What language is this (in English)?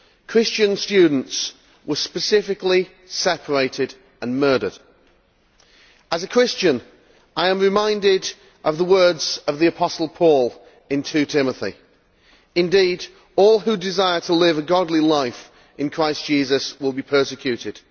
English